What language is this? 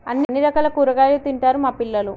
Telugu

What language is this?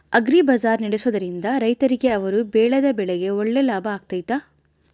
Kannada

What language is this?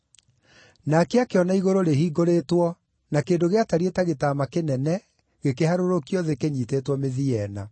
Kikuyu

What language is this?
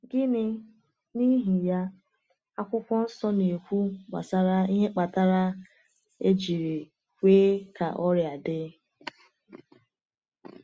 Igbo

